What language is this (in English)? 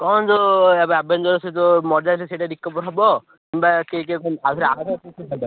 Odia